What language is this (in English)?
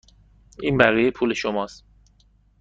Persian